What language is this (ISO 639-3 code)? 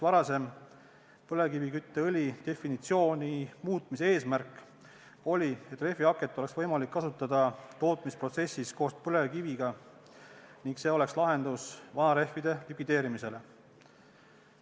est